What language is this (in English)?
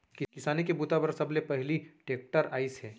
Chhattisgarhi